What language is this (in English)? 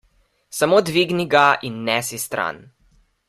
Slovenian